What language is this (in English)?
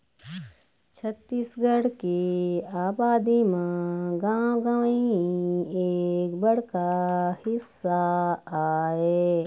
Chhattisgarhi